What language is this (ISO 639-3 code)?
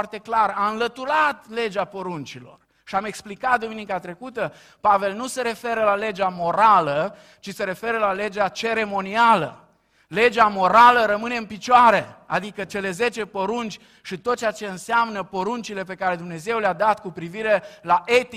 ron